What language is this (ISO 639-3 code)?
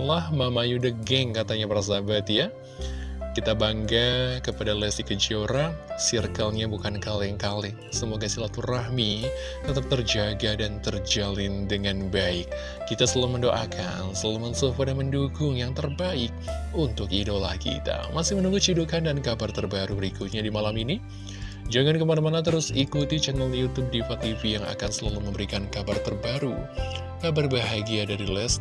ind